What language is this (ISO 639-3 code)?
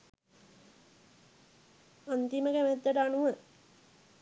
sin